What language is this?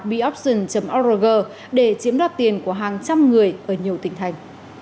Vietnamese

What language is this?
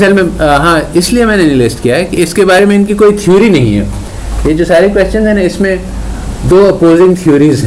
Urdu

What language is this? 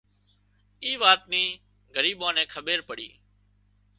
Wadiyara Koli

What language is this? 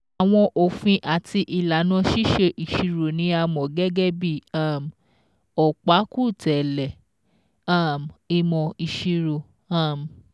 Yoruba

